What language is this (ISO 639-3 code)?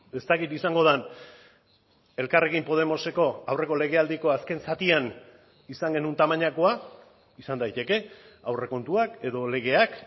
eus